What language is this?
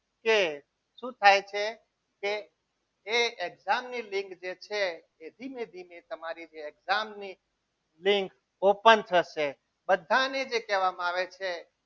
Gujarati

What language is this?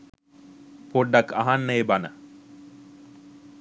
Sinhala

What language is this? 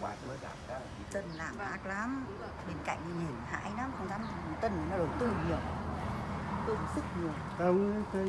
Vietnamese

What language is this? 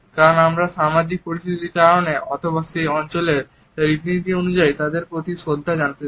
Bangla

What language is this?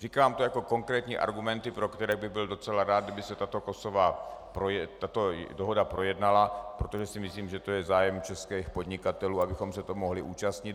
Czech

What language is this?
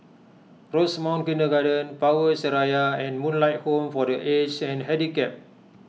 English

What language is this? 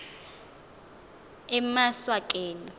Xhosa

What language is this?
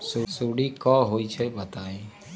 Magahi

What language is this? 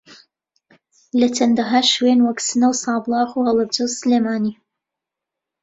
Central Kurdish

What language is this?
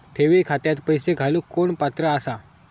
Marathi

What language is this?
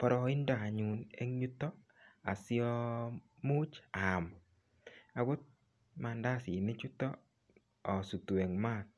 Kalenjin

